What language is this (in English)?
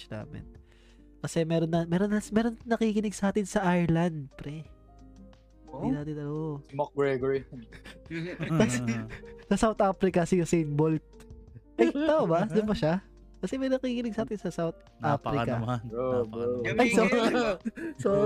Filipino